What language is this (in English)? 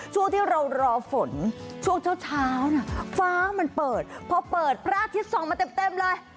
Thai